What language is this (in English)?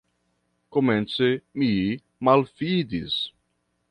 Esperanto